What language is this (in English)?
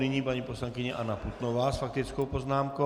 Czech